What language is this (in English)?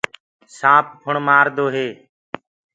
Gurgula